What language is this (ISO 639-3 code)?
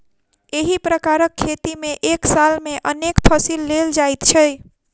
mai